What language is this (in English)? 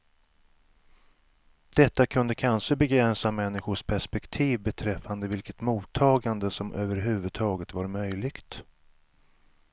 Swedish